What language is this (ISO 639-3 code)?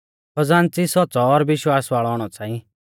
bfz